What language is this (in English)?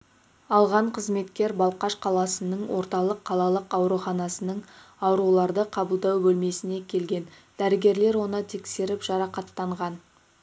Kazakh